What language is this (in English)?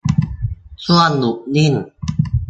Thai